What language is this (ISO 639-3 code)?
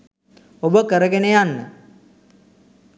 sin